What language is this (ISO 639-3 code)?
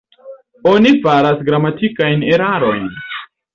epo